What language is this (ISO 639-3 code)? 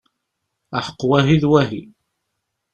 kab